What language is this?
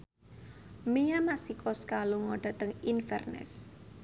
Javanese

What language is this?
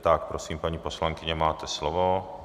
Czech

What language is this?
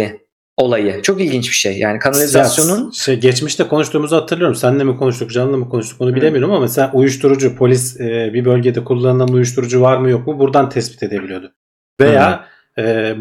Turkish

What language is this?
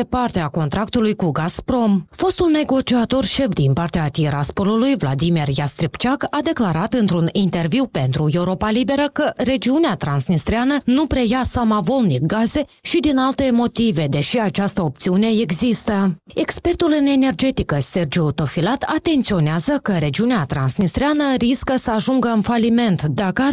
Romanian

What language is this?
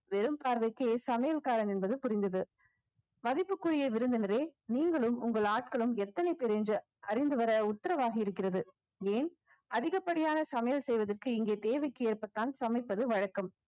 Tamil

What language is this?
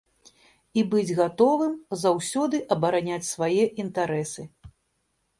Belarusian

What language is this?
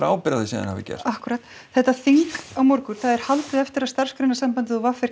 Icelandic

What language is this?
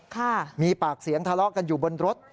Thai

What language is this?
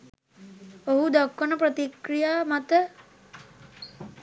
Sinhala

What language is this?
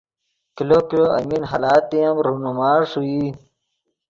Yidgha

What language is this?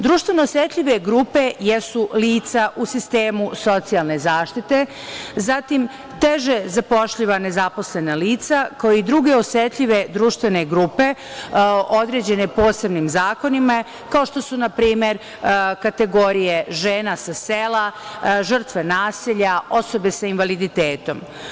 Serbian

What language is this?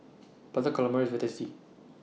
English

